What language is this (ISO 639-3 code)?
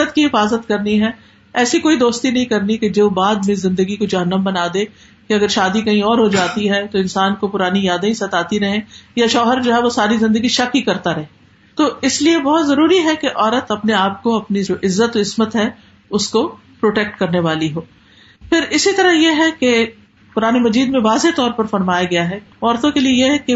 urd